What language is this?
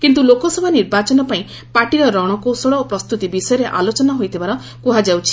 Odia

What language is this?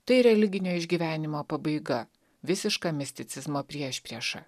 Lithuanian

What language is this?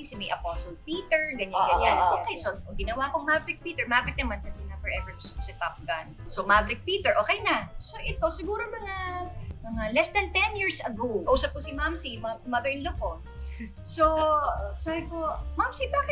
Filipino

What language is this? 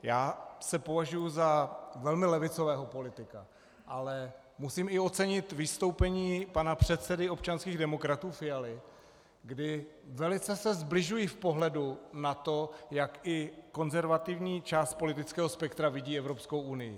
Czech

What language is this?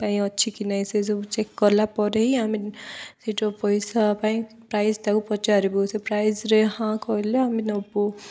Odia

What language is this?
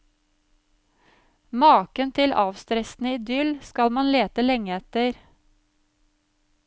Norwegian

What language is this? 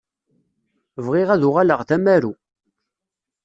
Kabyle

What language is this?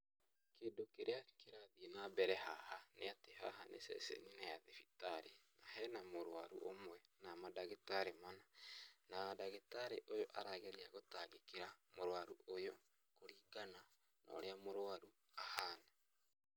Kikuyu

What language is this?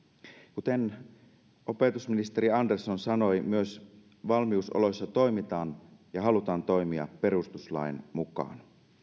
Finnish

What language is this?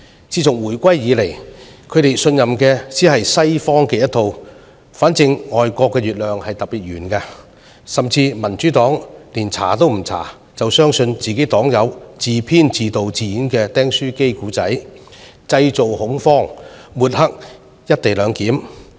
Cantonese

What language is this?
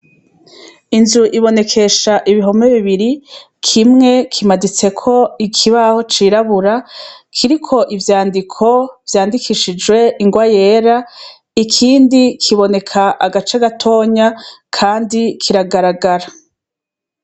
Rundi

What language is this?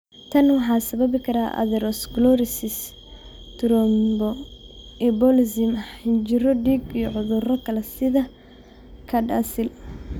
Somali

